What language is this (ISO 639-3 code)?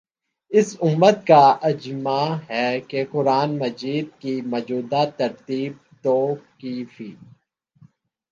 urd